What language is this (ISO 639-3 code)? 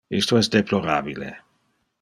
ina